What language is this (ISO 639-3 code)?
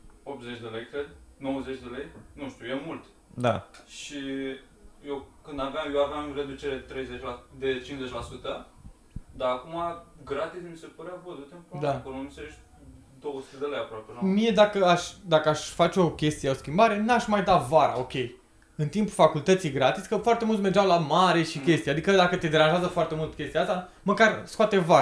ron